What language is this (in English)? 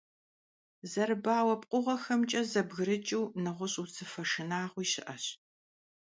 Kabardian